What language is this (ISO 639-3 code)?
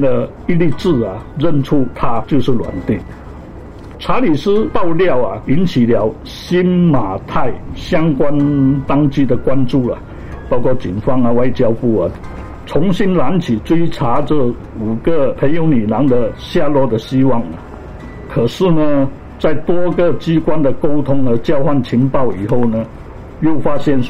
zho